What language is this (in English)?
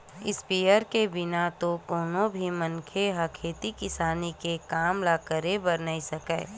Chhattisgarhi